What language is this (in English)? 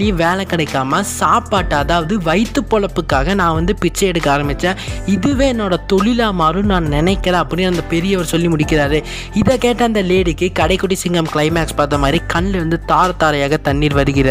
Tamil